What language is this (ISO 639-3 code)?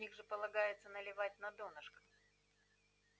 rus